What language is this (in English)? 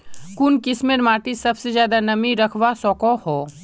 Magahi